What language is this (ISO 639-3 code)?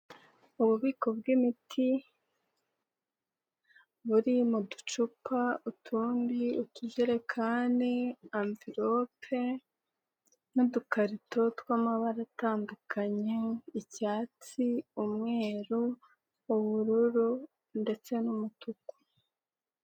kin